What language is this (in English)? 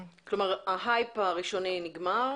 Hebrew